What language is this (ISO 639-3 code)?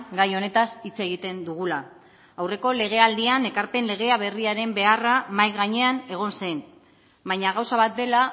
eus